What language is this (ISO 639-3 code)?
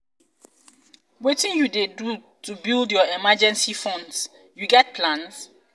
pcm